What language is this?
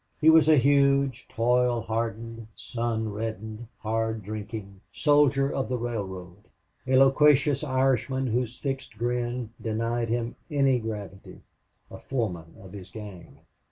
English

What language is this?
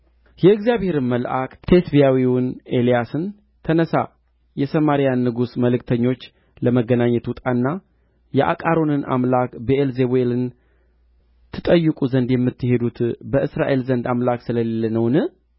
Amharic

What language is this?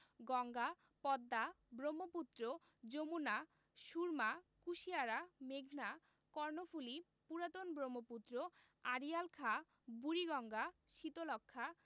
Bangla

